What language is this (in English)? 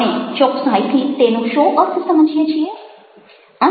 Gujarati